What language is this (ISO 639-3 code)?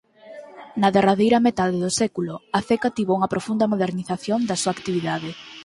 glg